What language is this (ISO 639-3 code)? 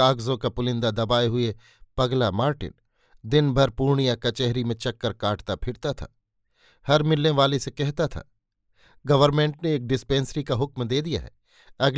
hin